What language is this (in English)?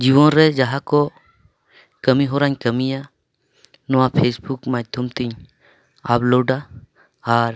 Santali